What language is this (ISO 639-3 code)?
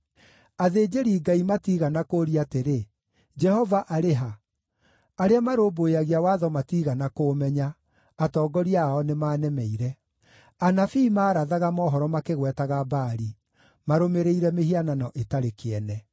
kik